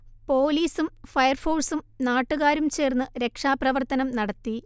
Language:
Malayalam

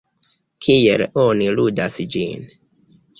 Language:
Esperanto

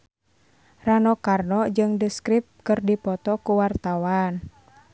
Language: Sundanese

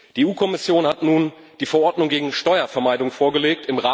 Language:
German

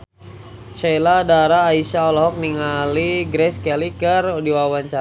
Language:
Sundanese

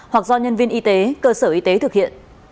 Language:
Vietnamese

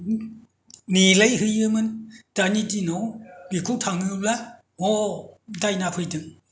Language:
Bodo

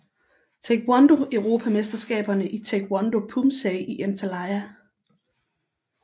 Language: Danish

